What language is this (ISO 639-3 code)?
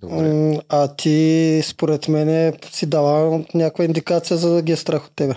bul